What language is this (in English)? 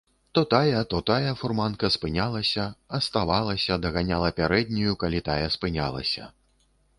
Belarusian